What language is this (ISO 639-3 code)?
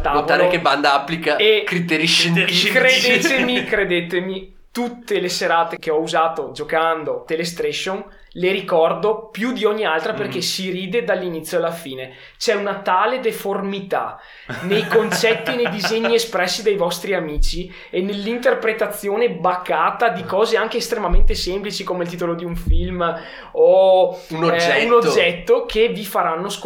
ita